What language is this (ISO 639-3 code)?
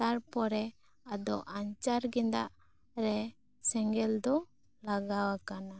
sat